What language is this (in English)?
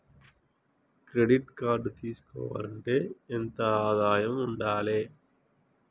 Telugu